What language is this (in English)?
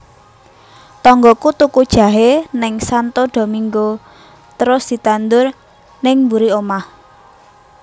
Javanese